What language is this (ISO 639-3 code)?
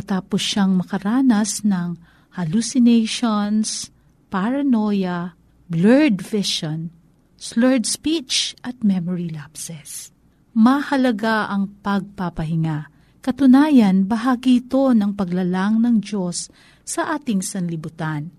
fil